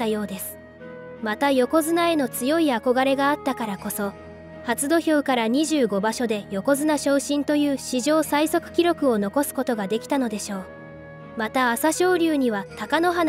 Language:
Japanese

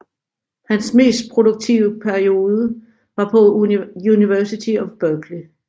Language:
Danish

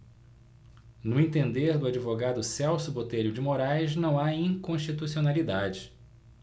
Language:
Portuguese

